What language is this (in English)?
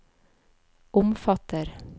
Norwegian